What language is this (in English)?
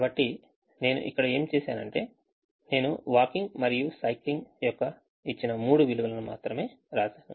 Telugu